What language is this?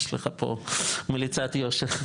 Hebrew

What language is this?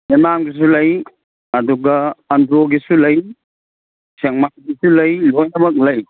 Manipuri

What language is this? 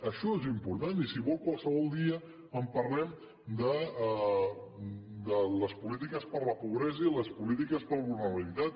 Catalan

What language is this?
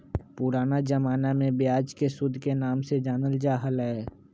Magahi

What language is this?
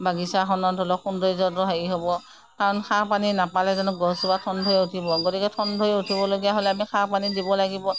Assamese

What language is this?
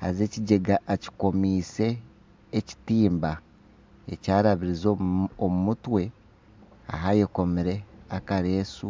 Nyankole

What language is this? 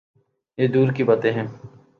Urdu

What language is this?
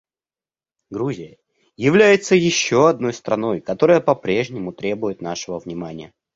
Russian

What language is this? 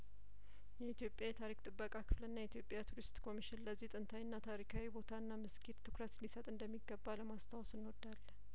Amharic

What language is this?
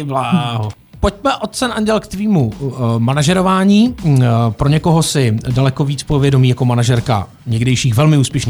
Czech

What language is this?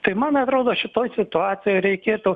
Lithuanian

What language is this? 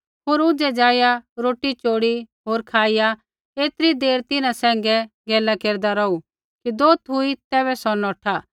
Kullu Pahari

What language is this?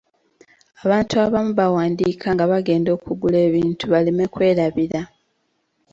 Ganda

